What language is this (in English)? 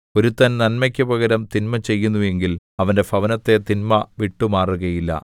Malayalam